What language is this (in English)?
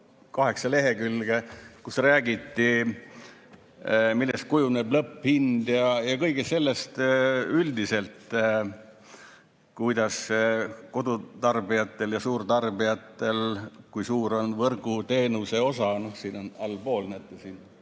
Estonian